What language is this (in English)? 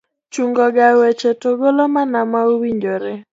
Luo (Kenya and Tanzania)